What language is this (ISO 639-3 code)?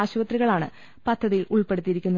mal